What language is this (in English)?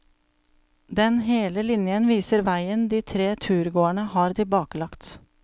Norwegian